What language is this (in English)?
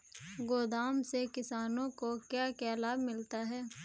Hindi